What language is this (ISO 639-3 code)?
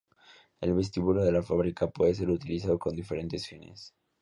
spa